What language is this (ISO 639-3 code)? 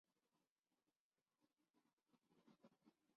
urd